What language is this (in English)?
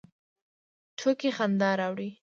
Pashto